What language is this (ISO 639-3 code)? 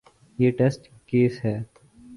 urd